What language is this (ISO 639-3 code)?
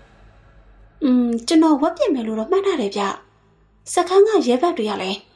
tha